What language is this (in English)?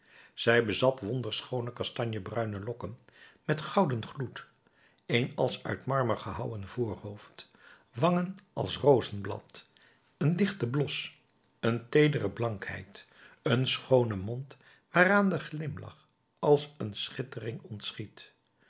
Dutch